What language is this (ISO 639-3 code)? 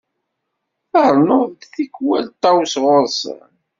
kab